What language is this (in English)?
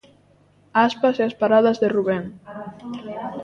Galician